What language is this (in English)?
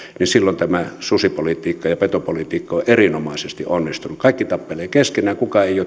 Finnish